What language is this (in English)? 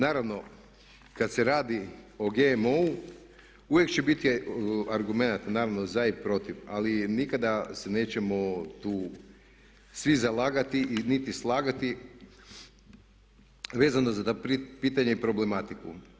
Croatian